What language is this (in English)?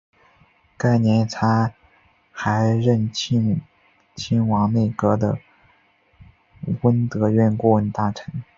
Chinese